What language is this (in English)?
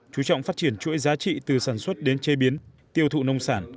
Vietnamese